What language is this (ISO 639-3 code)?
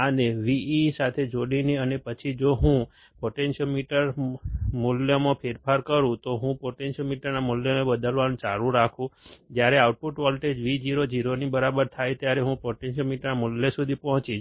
guj